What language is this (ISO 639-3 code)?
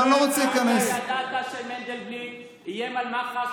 heb